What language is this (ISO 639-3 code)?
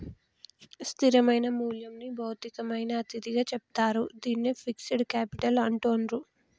tel